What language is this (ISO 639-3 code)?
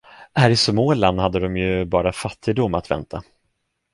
swe